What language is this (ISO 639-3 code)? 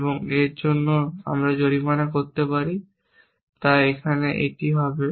ben